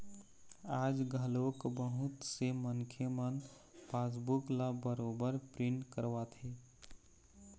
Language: Chhattisgarhi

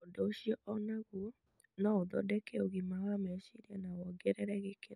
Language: Kikuyu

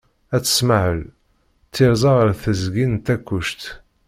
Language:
Kabyle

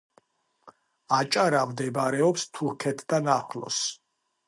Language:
Georgian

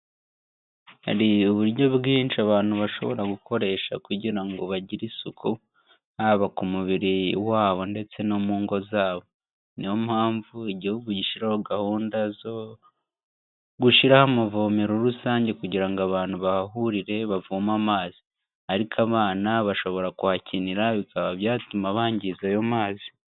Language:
Kinyarwanda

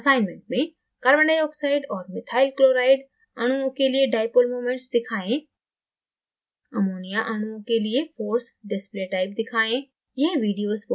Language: Hindi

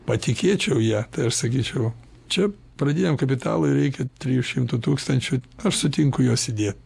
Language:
Lithuanian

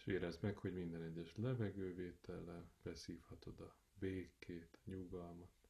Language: Hungarian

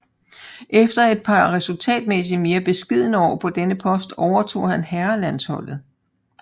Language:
Danish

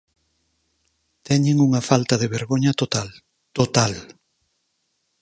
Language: Galician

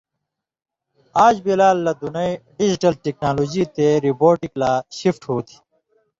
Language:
Indus Kohistani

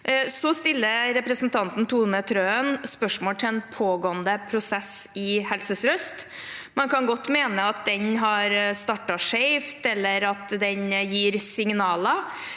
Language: Norwegian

